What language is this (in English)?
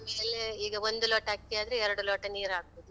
Kannada